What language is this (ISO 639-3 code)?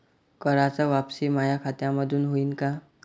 mar